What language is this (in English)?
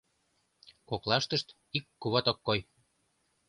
Mari